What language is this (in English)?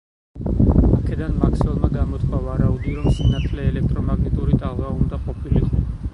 Georgian